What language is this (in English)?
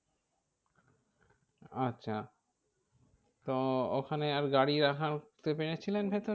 Bangla